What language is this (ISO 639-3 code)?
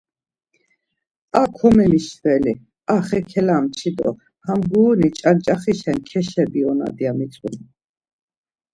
lzz